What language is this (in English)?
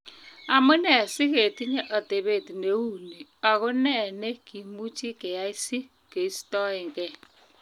Kalenjin